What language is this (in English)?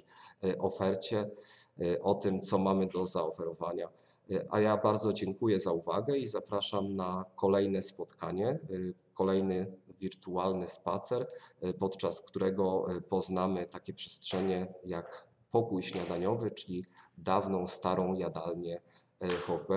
Polish